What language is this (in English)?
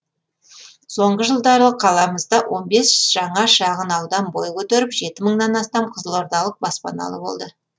Kazakh